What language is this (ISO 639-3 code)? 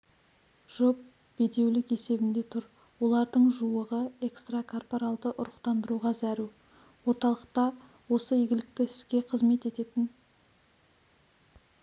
kaz